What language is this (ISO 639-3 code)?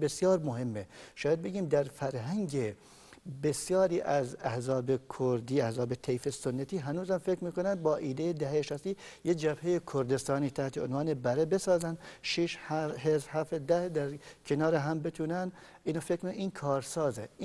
fas